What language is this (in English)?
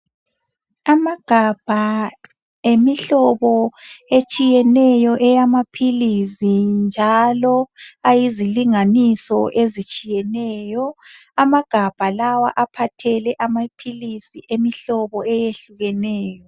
North Ndebele